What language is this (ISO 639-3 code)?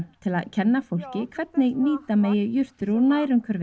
isl